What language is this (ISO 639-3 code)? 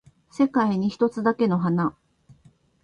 jpn